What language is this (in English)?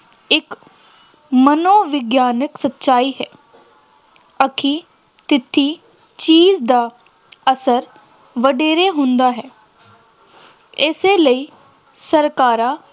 Punjabi